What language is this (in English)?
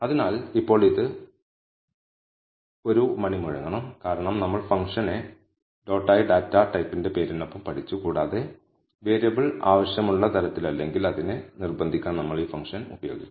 Malayalam